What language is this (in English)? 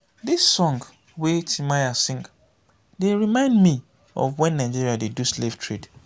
Nigerian Pidgin